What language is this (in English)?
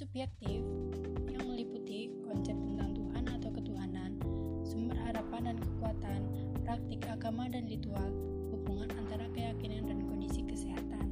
Indonesian